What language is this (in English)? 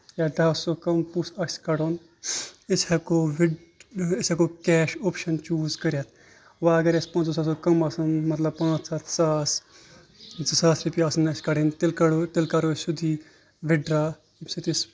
Kashmiri